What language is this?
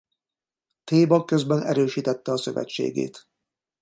Hungarian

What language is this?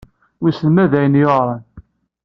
Kabyle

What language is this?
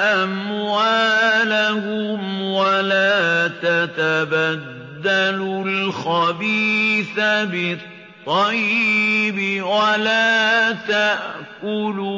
Arabic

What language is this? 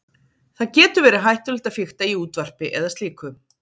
Icelandic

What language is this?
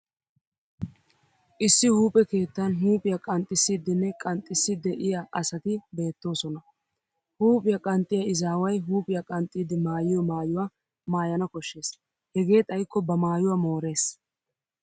Wolaytta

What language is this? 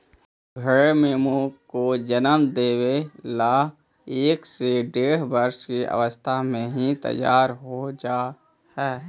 Magahi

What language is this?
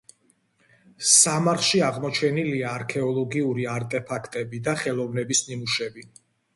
Georgian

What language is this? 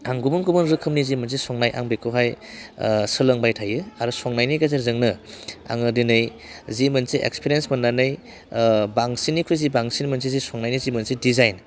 Bodo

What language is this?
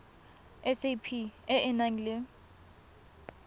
Tswana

